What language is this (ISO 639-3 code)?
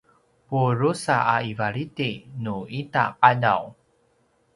pwn